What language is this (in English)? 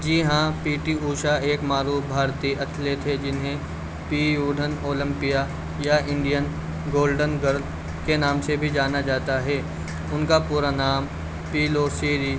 Urdu